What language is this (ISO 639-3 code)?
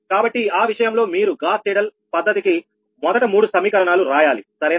tel